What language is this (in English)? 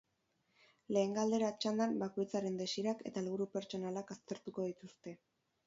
Basque